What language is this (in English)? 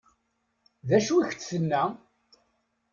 Kabyle